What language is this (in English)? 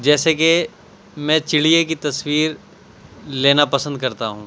Urdu